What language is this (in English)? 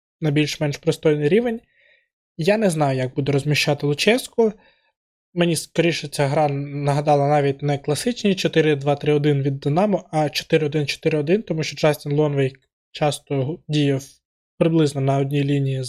Ukrainian